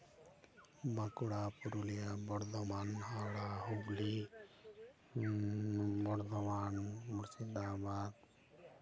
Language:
Santali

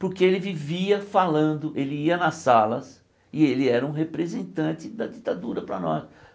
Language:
Portuguese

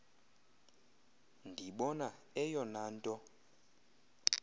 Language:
Xhosa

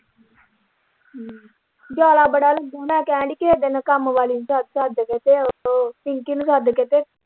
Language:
Punjabi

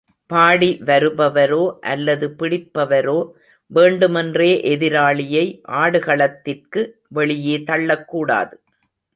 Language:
Tamil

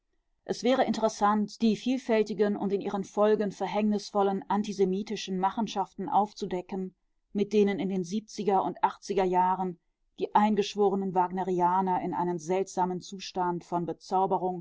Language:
German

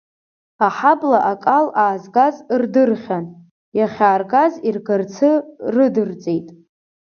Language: Abkhazian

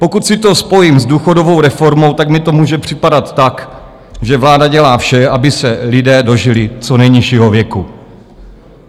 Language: Czech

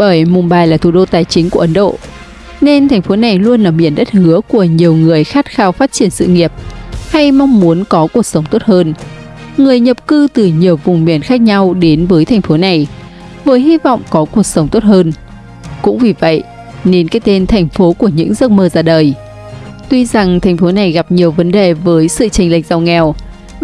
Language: Vietnamese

